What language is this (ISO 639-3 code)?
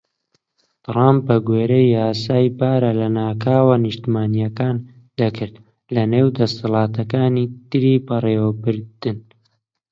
ckb